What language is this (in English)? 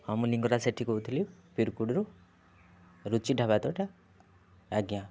Odia